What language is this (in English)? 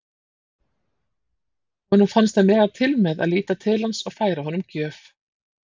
Icelandic